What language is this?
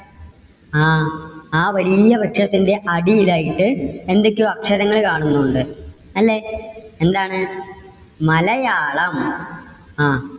Malayalam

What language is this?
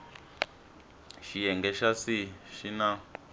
Tsonga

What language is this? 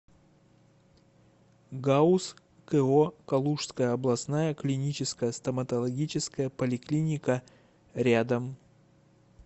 Russian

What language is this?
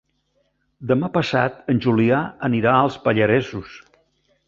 Catalan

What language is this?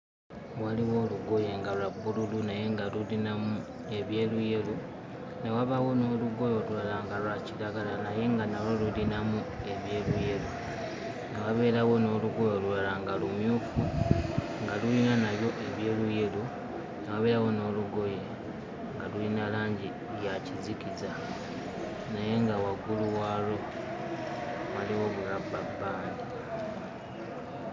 Ganda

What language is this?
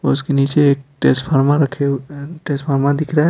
Hindi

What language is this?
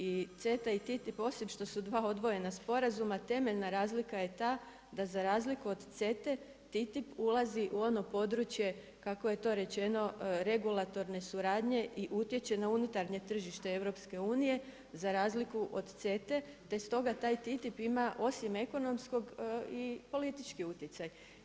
Croatian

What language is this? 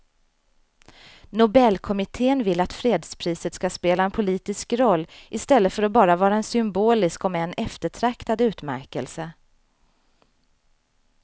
Swedish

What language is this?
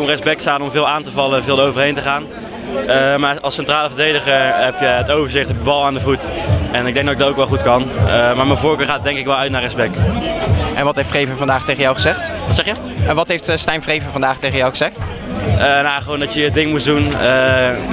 Dutch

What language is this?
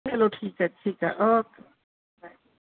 Punjabi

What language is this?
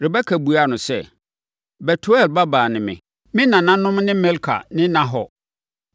Akan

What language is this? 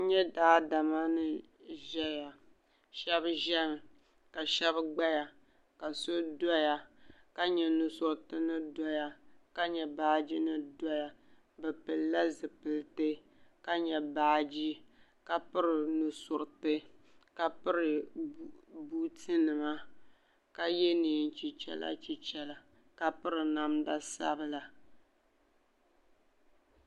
Dagbani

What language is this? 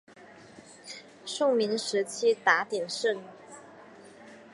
Chinese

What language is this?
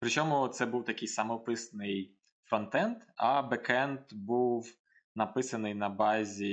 Ukrainian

